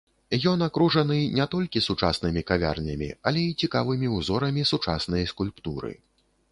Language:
Belarusian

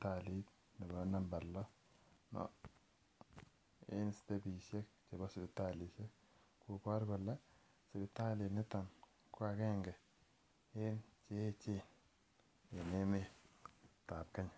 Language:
Kalenjin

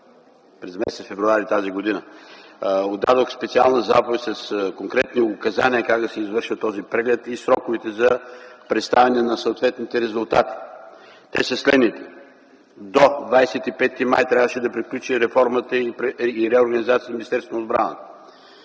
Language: Bulgarian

